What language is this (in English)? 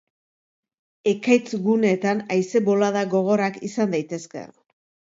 Basque